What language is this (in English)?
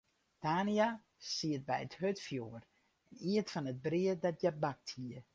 Western Frisian